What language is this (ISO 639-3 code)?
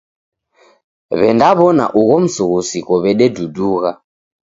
dav